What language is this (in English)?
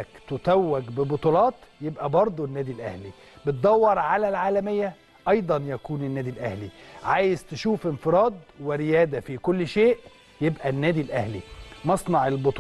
Arabic